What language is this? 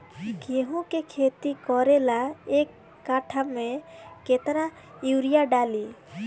Bhojpuri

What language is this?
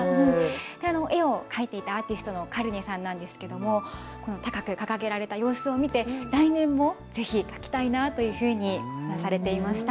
Japanese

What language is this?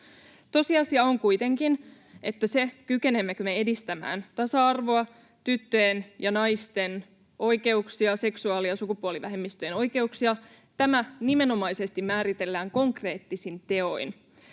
Finnish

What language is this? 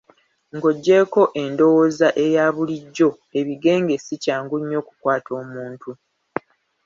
Ganda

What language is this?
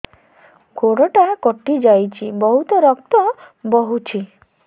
Odia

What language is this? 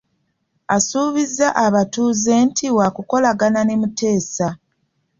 Ganda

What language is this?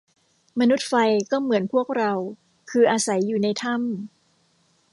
Thai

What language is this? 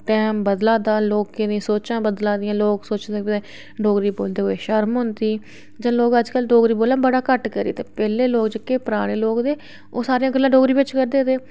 Dogri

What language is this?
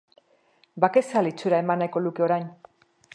Basque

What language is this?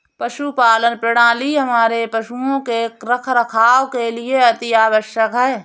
Hindi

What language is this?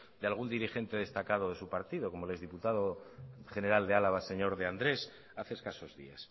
Spanish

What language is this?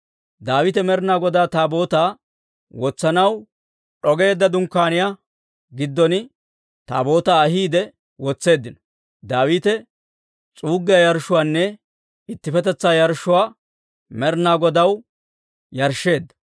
Dawro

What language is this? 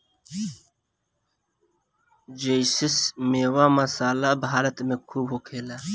Bhojpuri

